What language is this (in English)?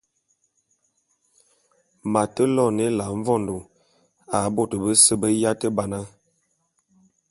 Bulu